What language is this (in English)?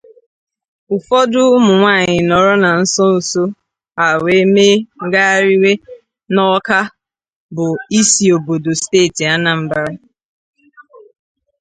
Igbo